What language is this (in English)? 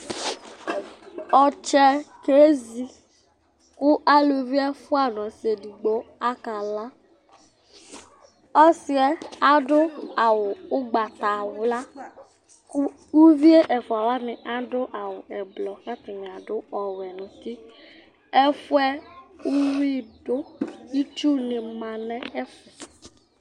Ikposo